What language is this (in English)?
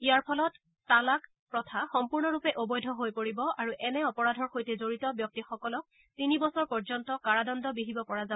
Assamese